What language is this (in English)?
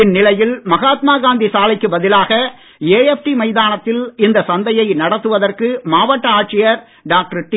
Tamil